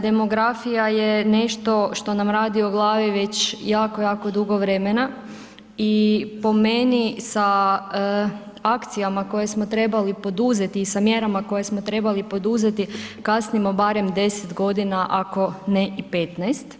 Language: Croatian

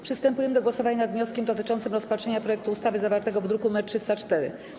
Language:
Polish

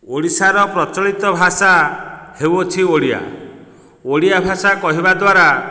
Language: Odia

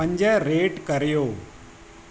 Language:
Sindhi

